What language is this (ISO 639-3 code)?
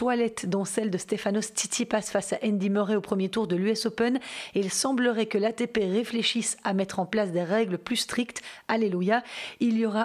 fra